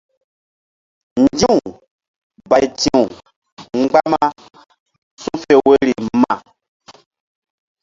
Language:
Mbum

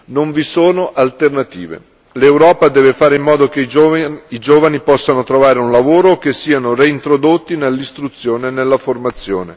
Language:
Italian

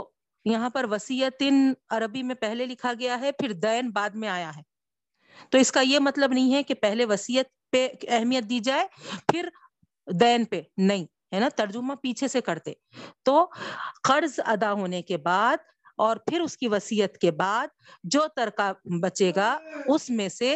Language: Urdu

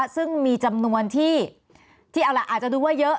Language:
Thai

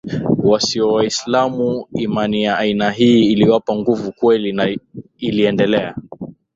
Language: Swahili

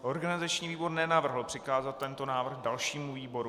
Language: Czech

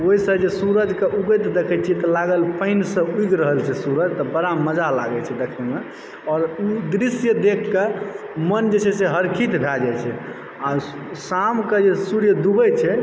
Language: Maithili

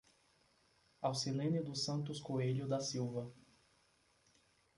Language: Portuguese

